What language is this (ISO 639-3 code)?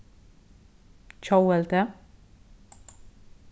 fao